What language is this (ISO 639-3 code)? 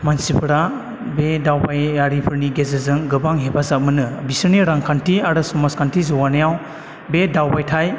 brx